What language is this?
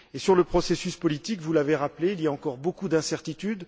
French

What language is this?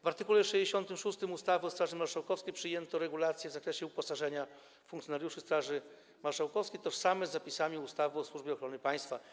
Polish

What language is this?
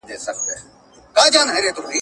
Pashto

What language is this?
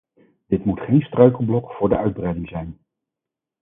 Dutch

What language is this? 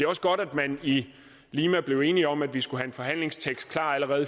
Danish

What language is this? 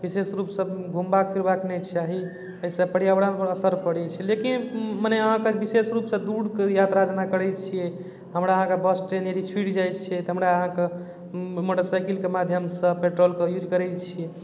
Maithili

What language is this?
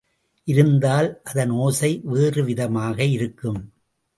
Tamil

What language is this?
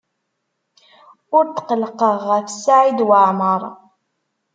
Kabyle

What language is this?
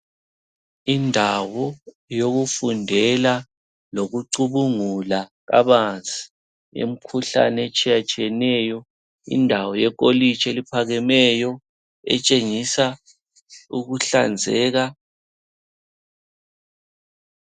North Ndebele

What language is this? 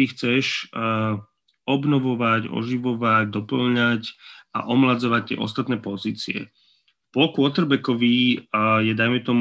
Slovak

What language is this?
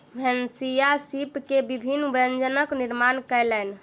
Maithili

